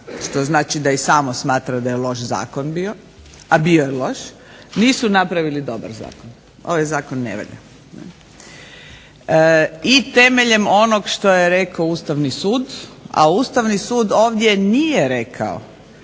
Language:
Croatian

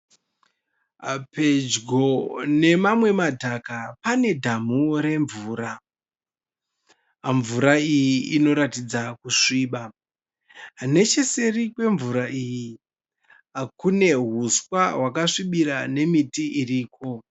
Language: Shona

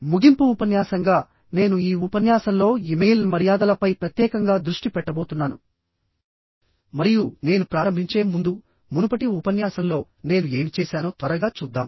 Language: Telugu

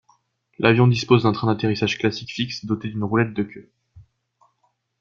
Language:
French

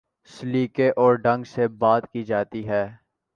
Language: Urdu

